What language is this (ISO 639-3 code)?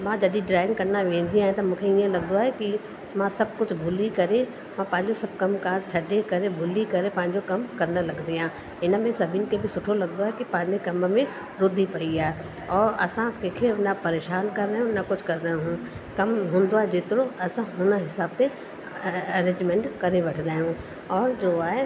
snd